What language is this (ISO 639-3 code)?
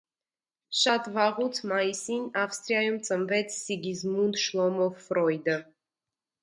hye